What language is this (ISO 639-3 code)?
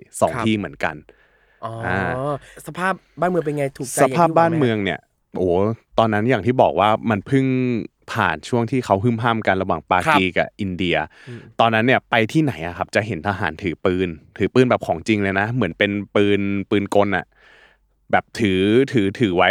tha